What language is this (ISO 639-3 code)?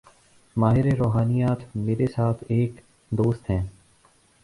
urd